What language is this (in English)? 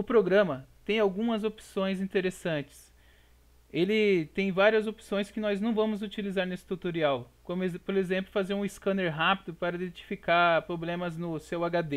Portuguese